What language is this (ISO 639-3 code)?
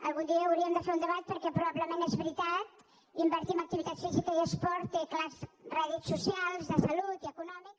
cat